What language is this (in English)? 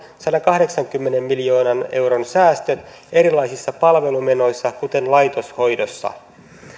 Finnish